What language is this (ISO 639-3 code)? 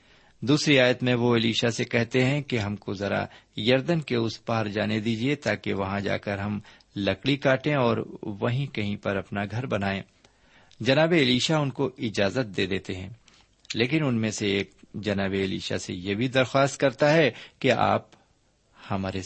urd